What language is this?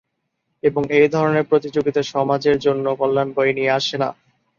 Bangla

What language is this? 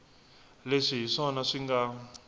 Tsonga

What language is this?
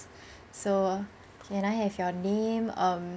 English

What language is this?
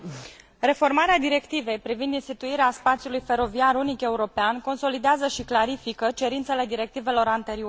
Romanian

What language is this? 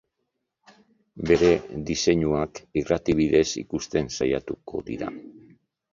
Basque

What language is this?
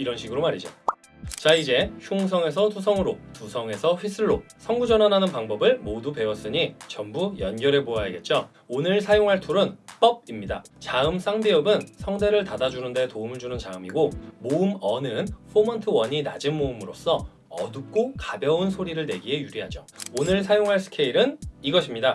Korean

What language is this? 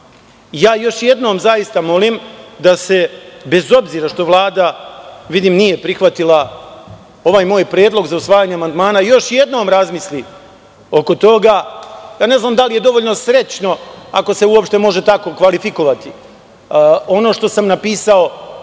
Serbian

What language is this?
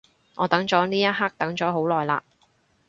Cantonese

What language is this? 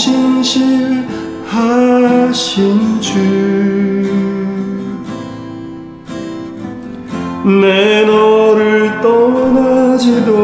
Korean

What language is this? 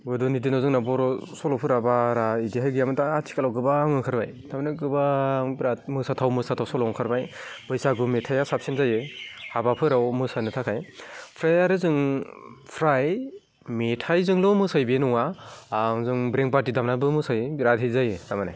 Bodo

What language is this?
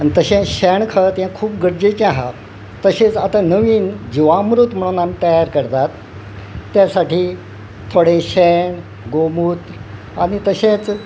Konkani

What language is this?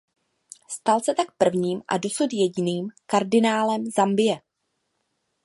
Czech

